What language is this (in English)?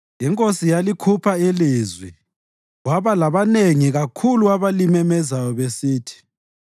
North Ndebele